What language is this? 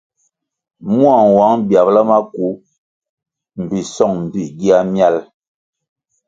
Kwasio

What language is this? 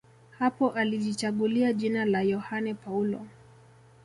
Swahili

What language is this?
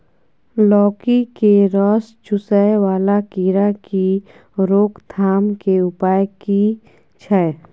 Maithili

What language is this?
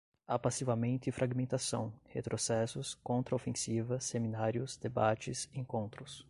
Portuguese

